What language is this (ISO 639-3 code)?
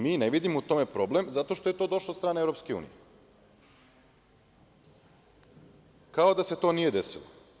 srp